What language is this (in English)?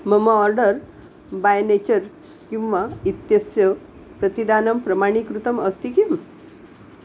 Sanskrit